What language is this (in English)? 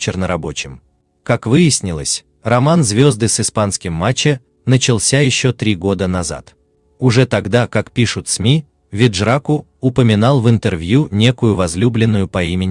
Russian